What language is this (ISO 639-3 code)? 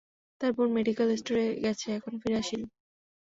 ben